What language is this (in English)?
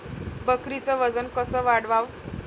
Marathi